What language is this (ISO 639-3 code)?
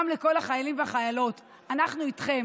heb